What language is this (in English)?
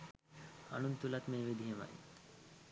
Sinhala